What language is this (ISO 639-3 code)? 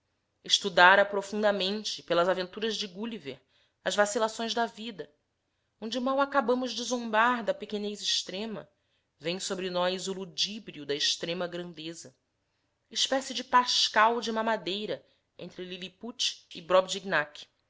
por